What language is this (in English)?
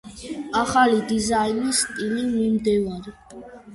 Georgian